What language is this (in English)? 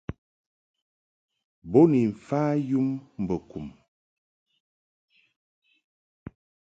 Mungaka